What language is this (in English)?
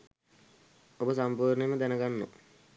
Sinhala